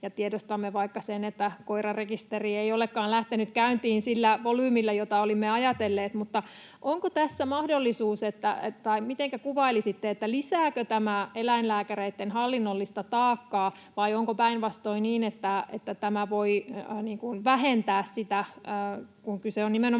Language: Finnish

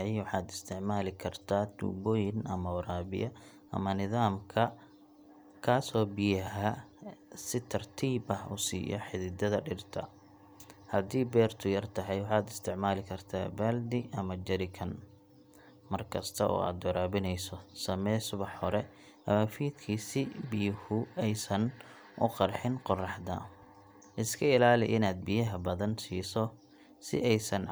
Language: Somali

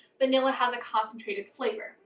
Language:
English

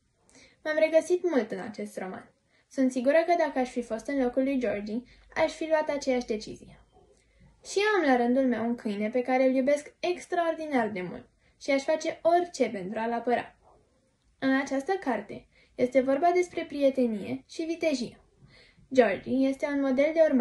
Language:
Romanian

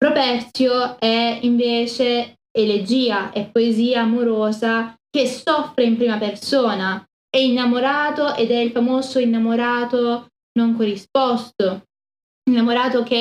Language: Italian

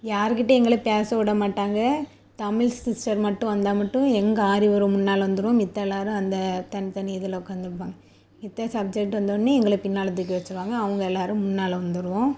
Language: Tamil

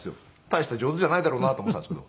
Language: Japanese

